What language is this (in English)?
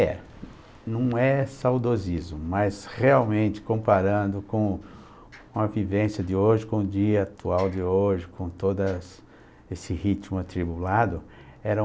Portuguese